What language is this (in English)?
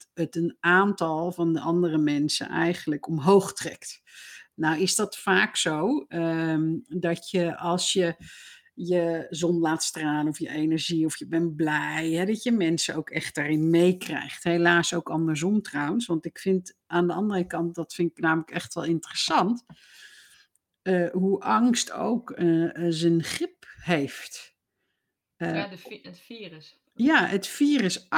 Dutch